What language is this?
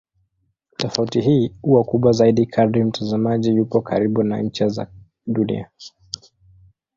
Swahili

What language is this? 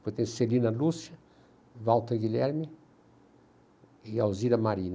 Portuguese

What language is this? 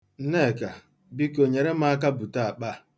Igbo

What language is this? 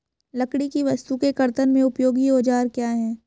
Hindi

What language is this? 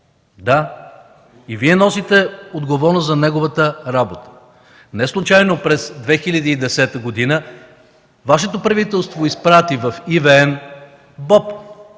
Bulgarian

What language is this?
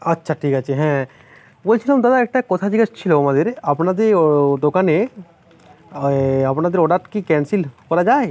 Bangla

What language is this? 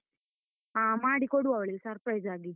Kannada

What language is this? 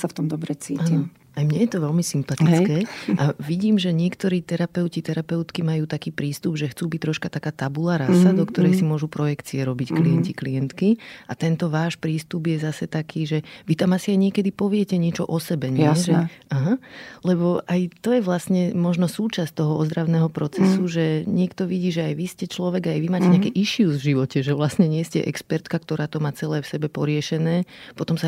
Slovak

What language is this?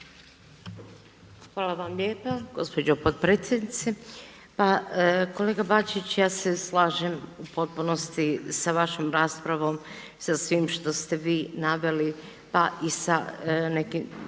Croatian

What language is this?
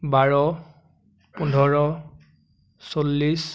Assamese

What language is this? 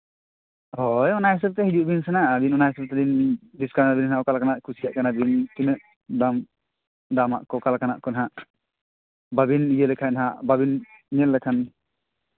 Santali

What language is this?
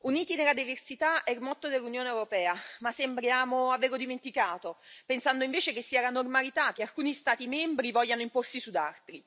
Italian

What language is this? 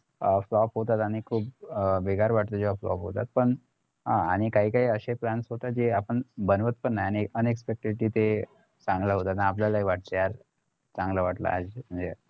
Marathi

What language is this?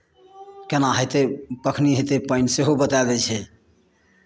Maithili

